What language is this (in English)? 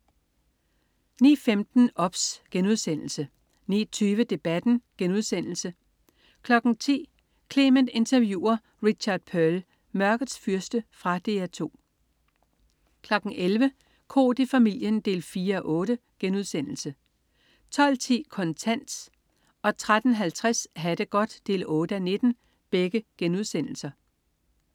Danish